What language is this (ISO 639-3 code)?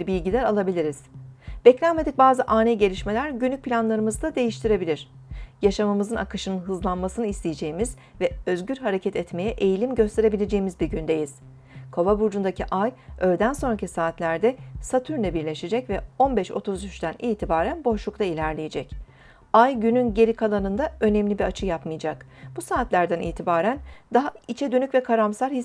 tur